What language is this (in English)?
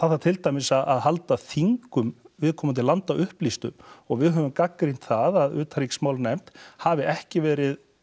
Icelandic